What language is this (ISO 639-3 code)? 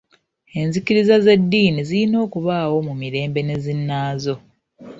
lug